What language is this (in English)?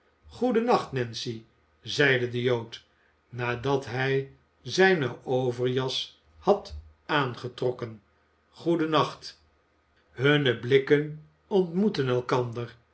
Dutch